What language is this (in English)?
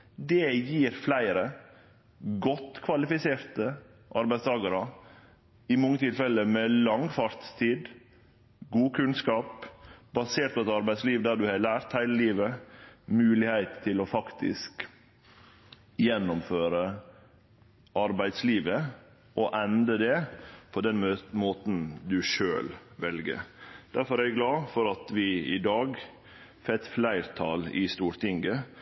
Norwegian Nynorsk